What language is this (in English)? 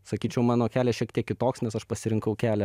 Lithuanian